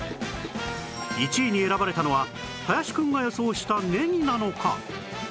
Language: Japanese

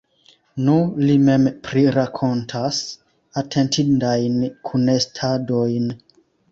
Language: Esperanto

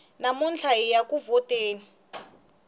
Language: Tsonga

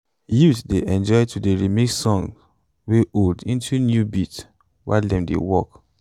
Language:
Nigerian Pidgin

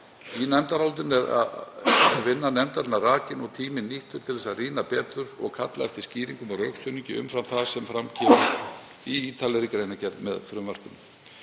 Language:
Icelandic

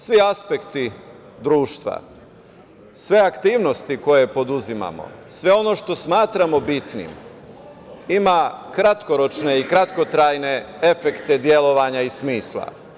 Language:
Serbian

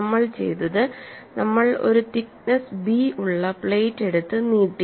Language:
Malayalam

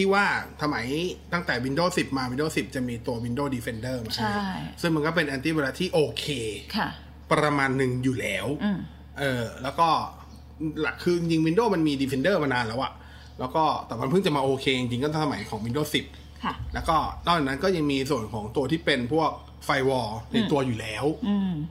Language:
Thai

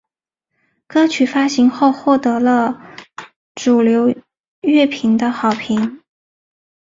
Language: Chinese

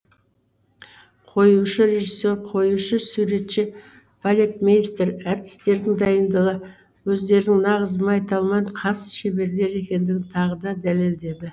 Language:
Kazakh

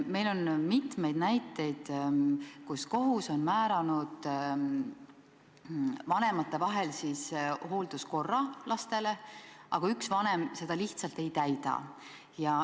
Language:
Estonian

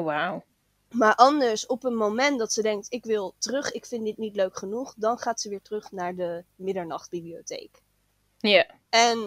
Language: Dutch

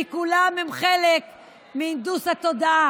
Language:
Hebrew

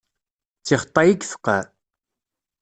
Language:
Kabyle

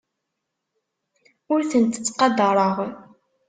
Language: Kabyle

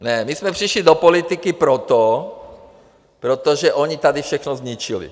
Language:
Czech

